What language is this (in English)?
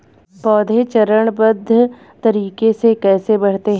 Hindi